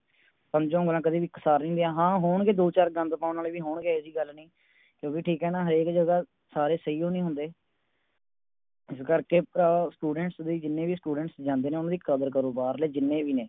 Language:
Punjabi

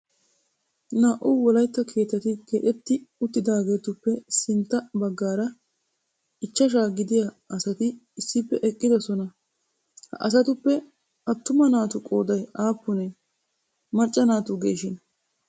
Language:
Wolaytta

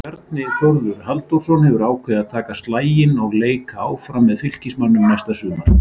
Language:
Icelandic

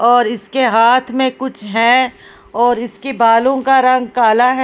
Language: Hindi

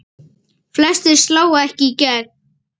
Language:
Icelandic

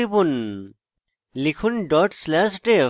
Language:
Bangla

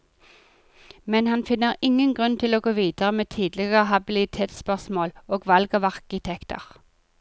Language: Norwegian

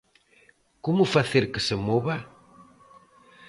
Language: Galician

